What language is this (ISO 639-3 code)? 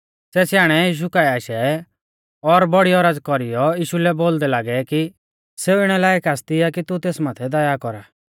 bfz